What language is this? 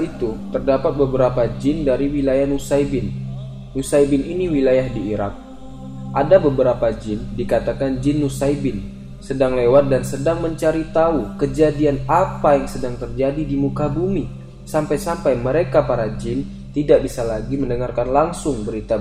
Indonesian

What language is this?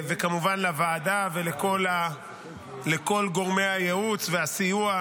Hebrew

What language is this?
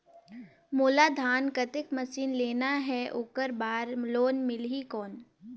Chhattisgarhi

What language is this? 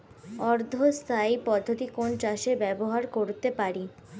Bangla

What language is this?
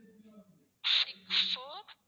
Tamil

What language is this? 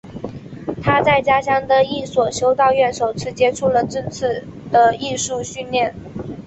Chinese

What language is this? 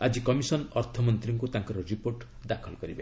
Odia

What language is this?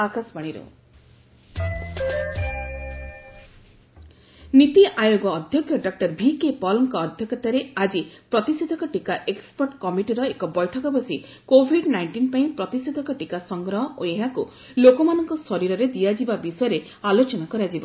Odia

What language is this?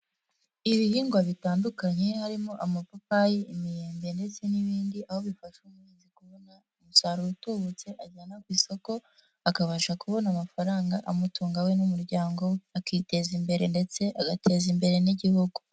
Kinyarwanda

